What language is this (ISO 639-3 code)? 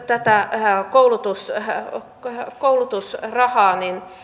fin